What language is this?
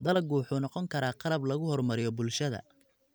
Somali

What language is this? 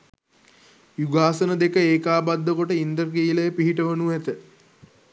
Sinhala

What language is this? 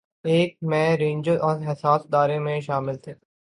Urdu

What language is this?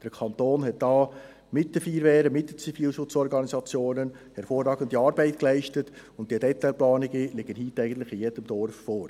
Swiss German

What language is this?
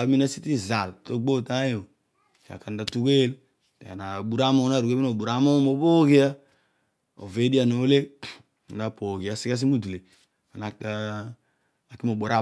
Odual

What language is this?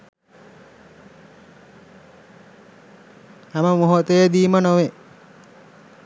Sinhala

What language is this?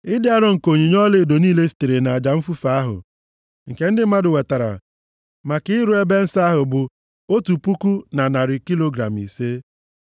Igbo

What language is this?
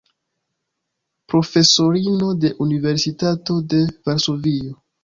Esperanto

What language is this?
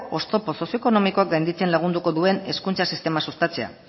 Basque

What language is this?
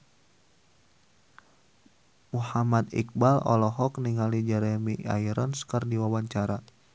Sundanese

